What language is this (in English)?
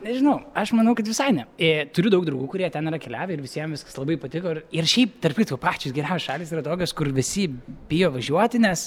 Lithuanian